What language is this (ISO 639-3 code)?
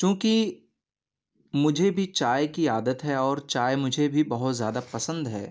urd